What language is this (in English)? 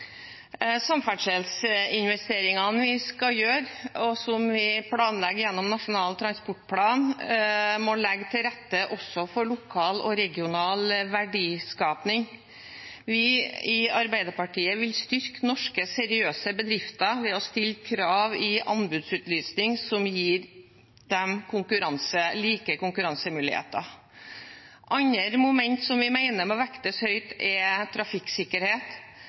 Norwegian Bokmål